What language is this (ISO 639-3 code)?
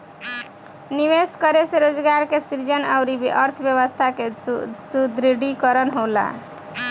bho